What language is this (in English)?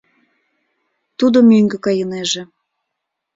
Mari